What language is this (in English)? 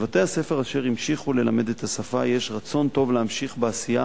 Hebrew